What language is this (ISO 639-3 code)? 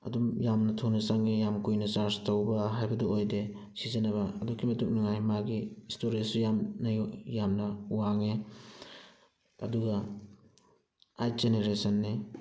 mni